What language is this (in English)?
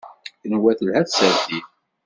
Kabyle